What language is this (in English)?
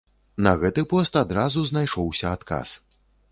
Belarusian